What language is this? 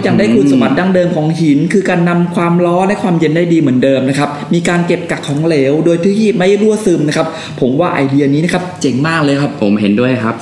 Thai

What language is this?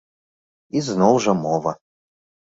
Belarusian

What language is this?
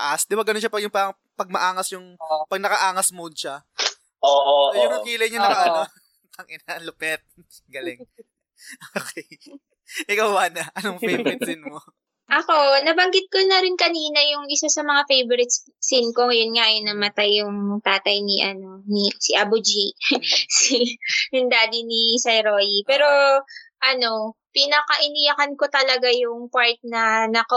Filipino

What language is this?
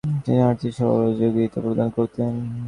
Bangla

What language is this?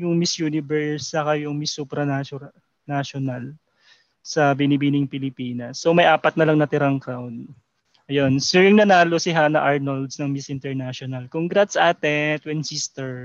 Filipino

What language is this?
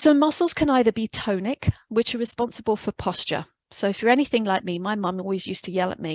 English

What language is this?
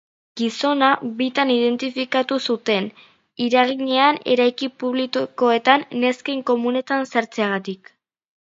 Basque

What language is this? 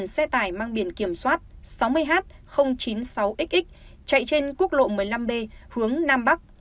Vietnamese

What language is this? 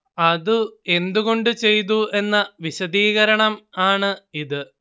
Malayalam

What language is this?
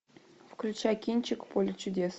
Russian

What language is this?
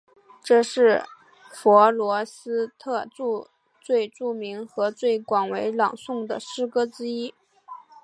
Chinese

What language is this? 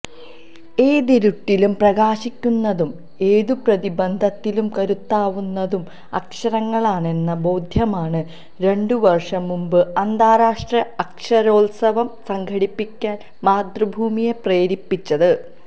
Malayalam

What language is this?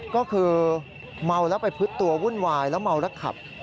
Thai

